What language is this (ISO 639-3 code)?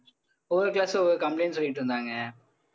tam